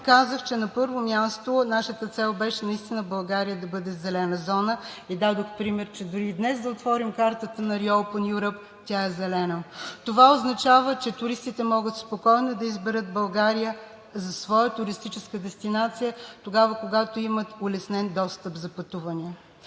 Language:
Bulgarian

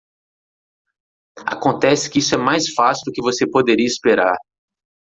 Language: Portuguese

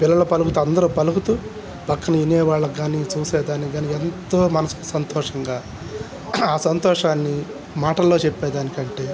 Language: Telugu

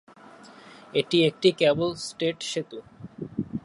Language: Bangla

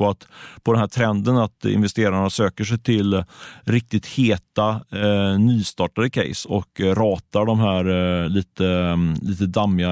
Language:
Swedish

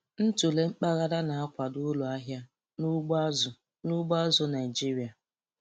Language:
Igbo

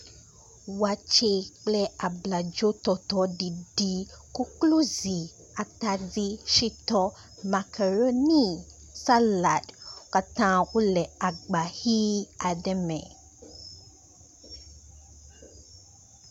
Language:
Ewe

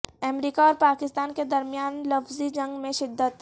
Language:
Urdu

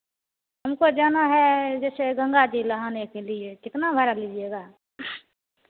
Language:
Hindi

